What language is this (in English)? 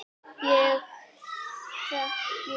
Icelandic